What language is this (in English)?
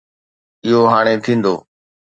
Sindhi